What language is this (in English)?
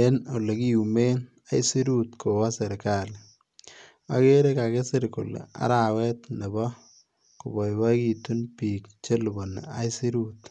Kalenjin